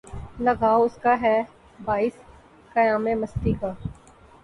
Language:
Urdu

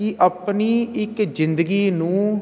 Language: Punjabi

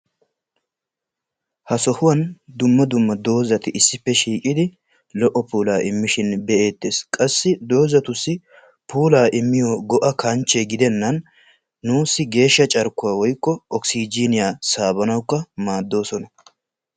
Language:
Wolaytta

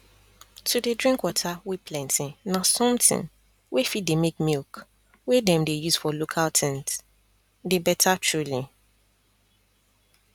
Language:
Nigerian Pidgin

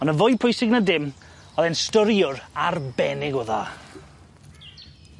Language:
Welsh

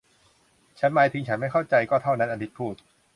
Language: Thai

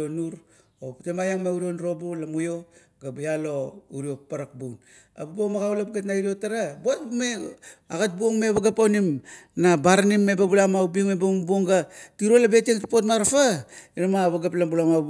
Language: Kuot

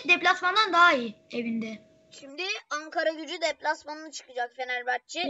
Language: Turkish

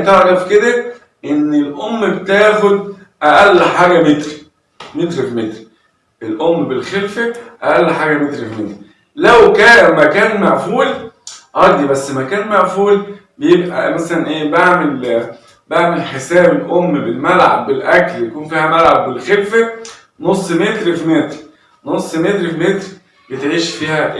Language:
Arabic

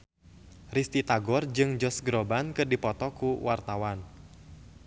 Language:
Sundanese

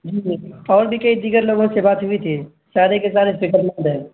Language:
Urdu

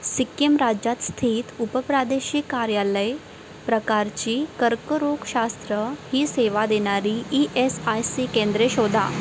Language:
Marathi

